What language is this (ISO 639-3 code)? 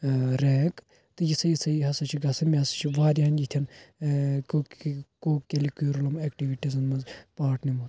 kas